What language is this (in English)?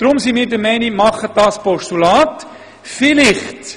Swiss German